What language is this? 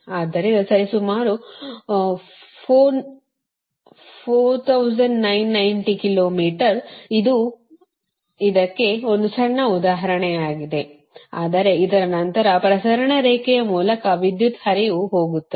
Kannada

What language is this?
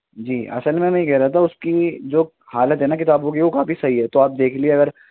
Urdu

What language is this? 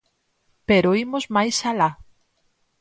Galician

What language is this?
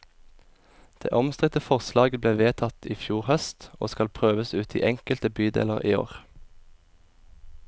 Norwegian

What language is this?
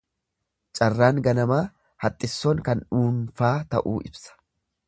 Oromo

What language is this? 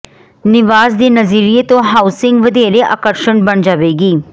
Punjabi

